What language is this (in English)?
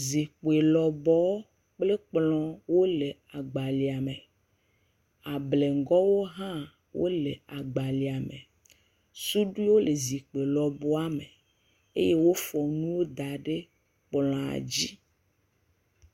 Ewe